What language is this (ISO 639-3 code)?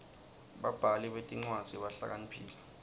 ssw